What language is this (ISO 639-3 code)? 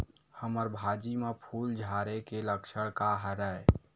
hne